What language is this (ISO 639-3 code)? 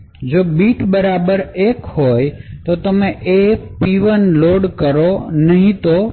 guj